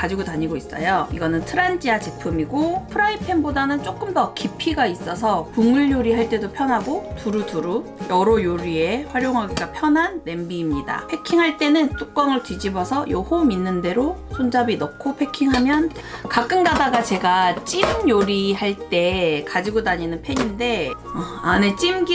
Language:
Korean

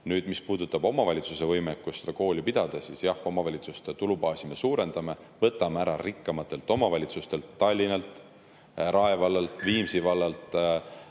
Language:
Estonian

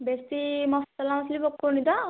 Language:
Odia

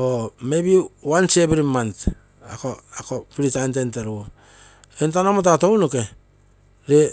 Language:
Terei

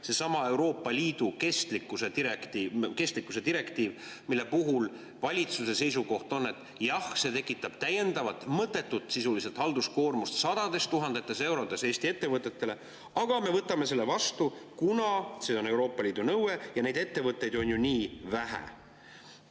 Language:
Estonian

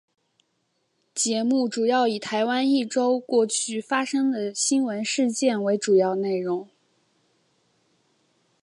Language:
Chinese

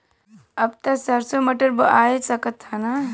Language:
Bhojpuri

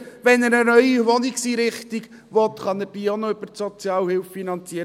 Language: Swiss German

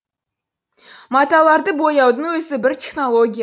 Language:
Kazakh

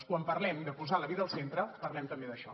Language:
Catalan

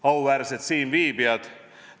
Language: Estonian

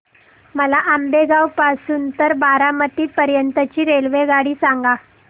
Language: Marathi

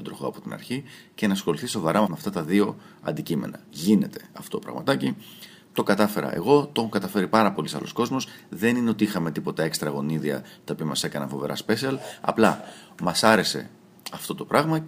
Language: Greek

